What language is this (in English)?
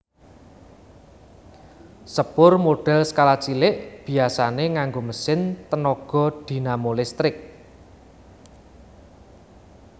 Javanese